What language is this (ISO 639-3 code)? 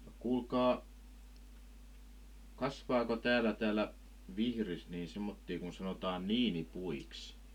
fin